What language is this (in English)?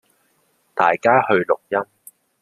Chinese